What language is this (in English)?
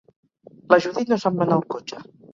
Catalan